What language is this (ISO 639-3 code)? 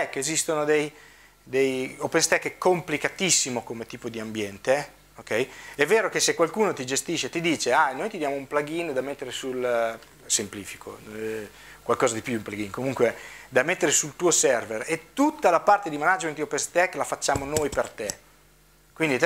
ita